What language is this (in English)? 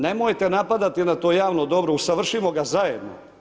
Croatian